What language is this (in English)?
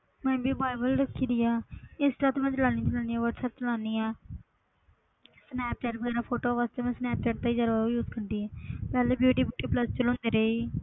Punjabi